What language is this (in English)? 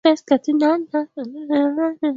Swahili